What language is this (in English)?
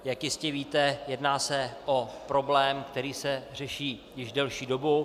Czech